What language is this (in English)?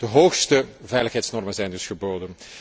Dutch